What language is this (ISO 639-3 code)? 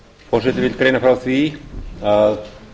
isl